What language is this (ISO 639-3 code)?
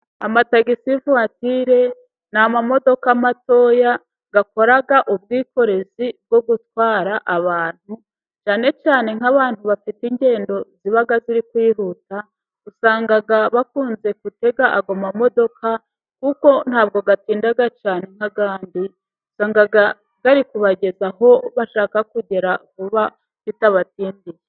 kin